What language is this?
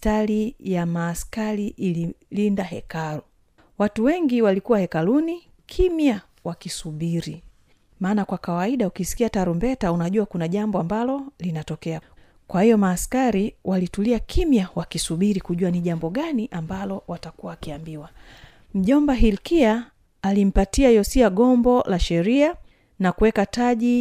Swahili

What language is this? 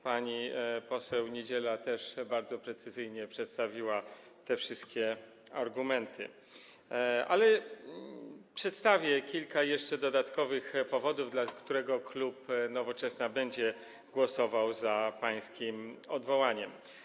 Polish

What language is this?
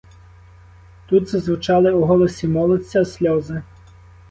Ukrainian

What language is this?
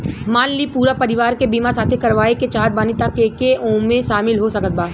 Bhojpuri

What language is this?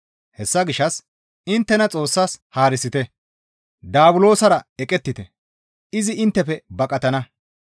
Gamo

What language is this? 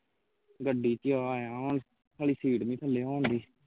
Punjabi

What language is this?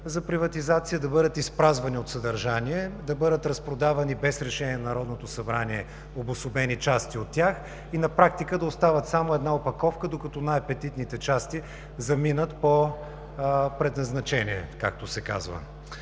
Bulgarian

